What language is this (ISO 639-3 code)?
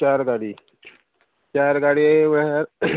kok